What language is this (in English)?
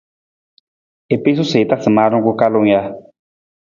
Nawdm